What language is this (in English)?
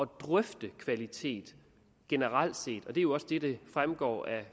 Danish